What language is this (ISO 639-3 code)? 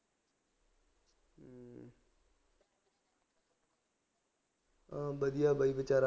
pan